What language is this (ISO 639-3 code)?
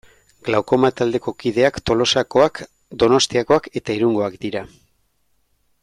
eus